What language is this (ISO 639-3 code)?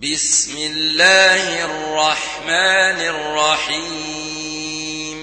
ara